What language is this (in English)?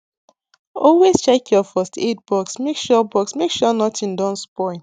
Nigerian Pidgin